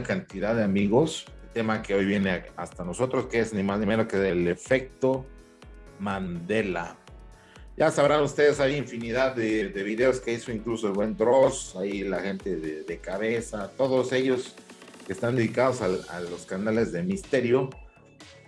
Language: Spanish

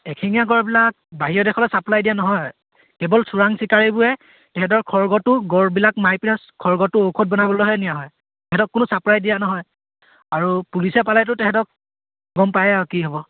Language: Assamese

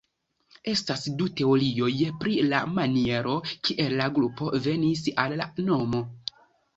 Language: Esperanto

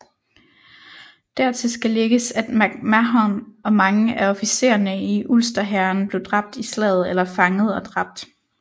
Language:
Danish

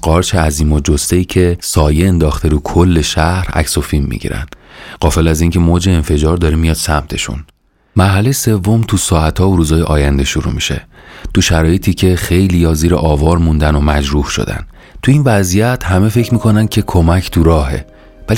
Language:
Persian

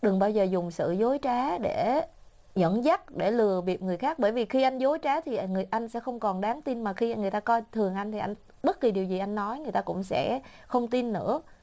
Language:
Vietnamese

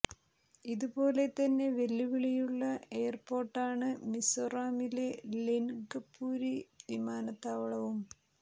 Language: Malayalam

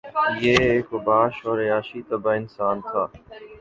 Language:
Urdu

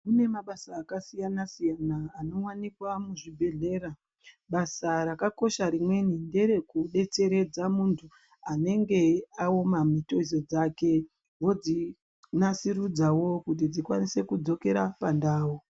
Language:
Ndau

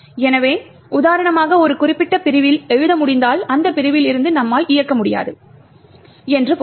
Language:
Tamil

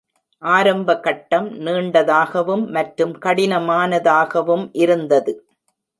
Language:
Tamil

